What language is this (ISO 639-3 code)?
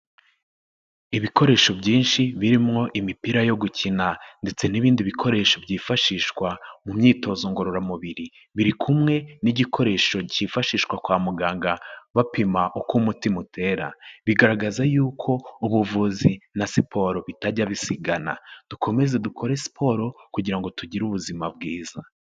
kin